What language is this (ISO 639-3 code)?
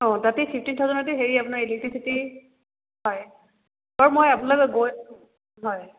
asm